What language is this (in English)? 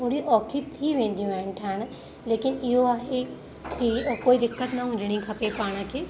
Sindhi